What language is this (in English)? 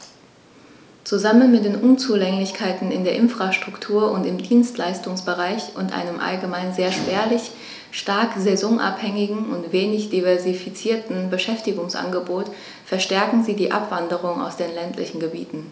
German